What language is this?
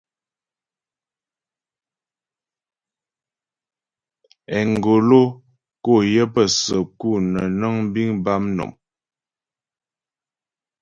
Ghomala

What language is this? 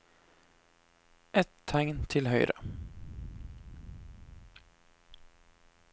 Norwegian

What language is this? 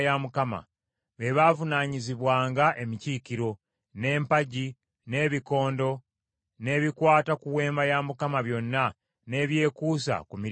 Ganda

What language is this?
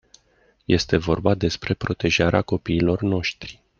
Romanian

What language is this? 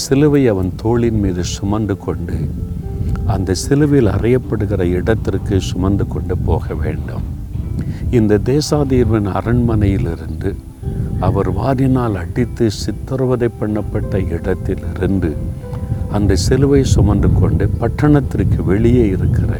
Tamil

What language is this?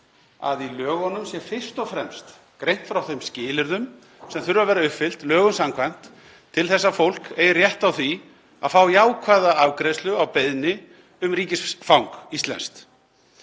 Icelandic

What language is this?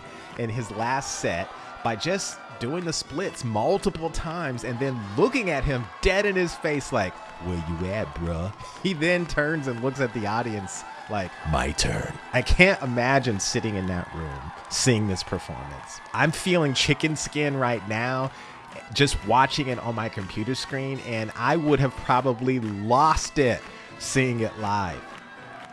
English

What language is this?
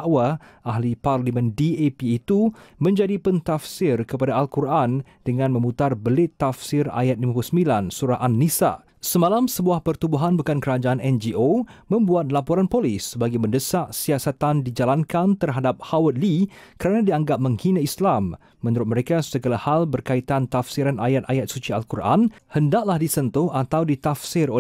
Malay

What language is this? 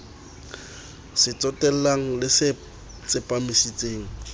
Southern Sotho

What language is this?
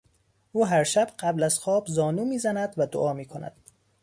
Persian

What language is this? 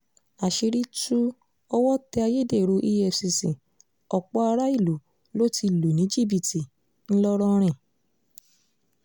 Yoruba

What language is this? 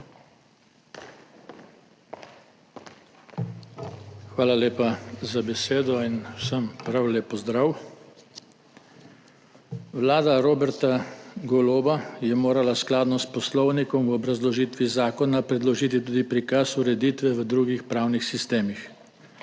Slovenian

